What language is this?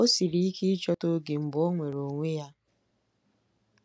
Igbo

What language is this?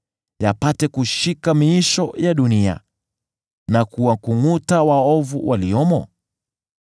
Swahili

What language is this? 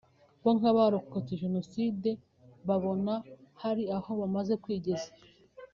Kinyarwanda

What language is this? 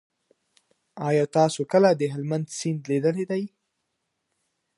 Pashto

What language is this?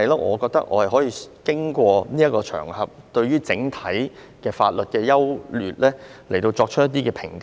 Cantonese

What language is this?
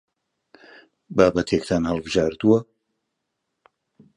Central Kurdish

